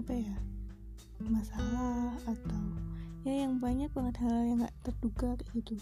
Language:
Indonesian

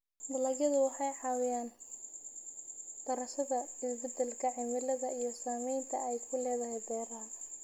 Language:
Somali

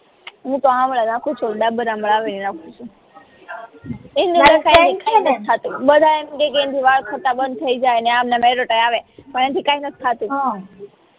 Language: Gujarati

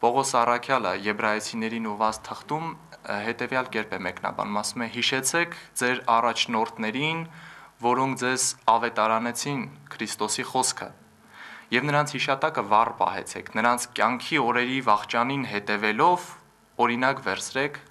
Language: Turkish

